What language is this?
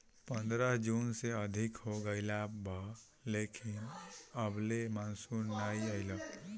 Bhojpuri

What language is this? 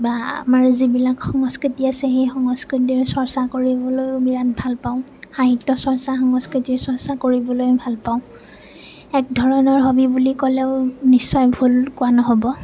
Assamese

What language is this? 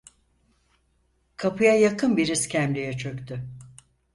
Turkish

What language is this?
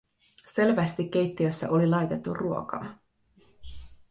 Finnish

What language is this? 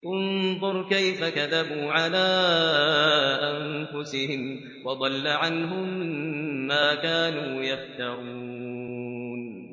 Arabic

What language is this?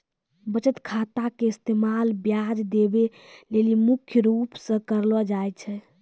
Maithili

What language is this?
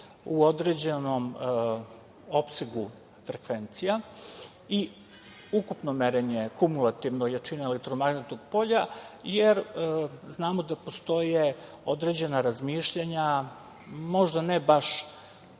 Serbian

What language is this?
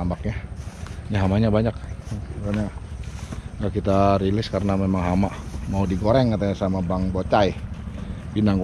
Indonesian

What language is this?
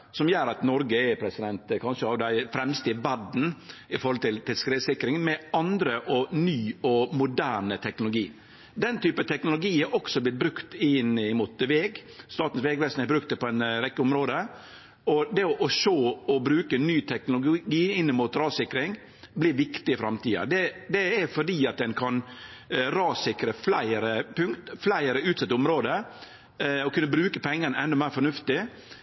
Norwegian Nynorsk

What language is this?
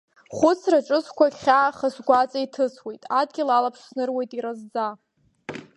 Abkhazian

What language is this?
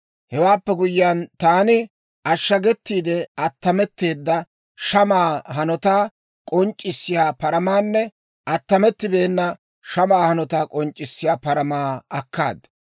Dawro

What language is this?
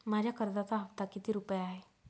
Marathi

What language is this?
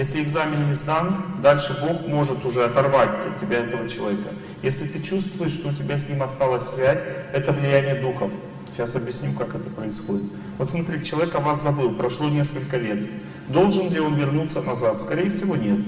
Russian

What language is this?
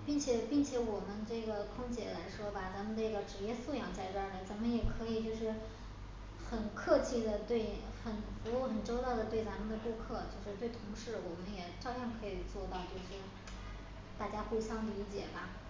Chinese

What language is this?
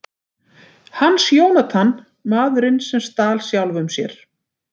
Icelandic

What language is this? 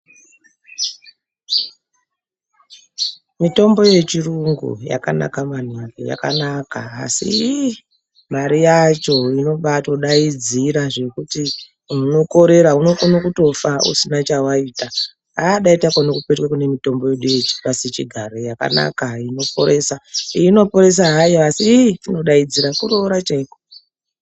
Ndau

